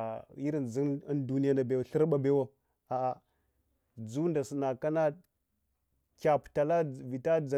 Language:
Hwana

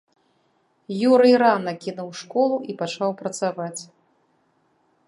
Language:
Belarusian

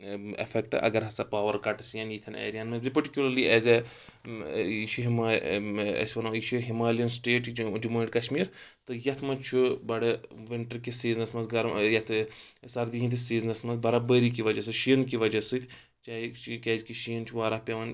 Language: Kashmiri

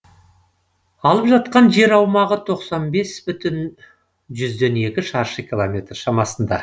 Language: Kazakh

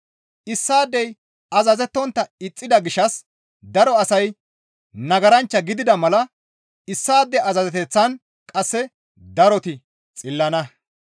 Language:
Gamo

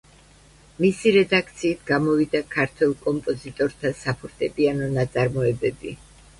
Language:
Georgian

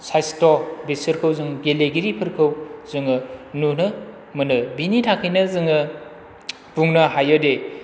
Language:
Bodo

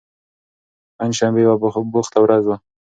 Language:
Pashto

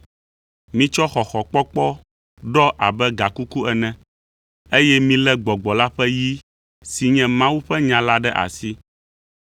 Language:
Ewe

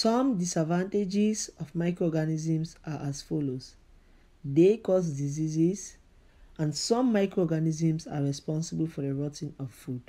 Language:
English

